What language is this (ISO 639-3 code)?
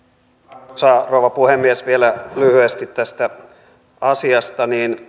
fin